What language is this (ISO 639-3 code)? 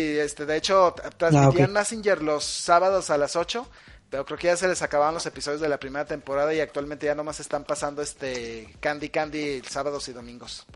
spa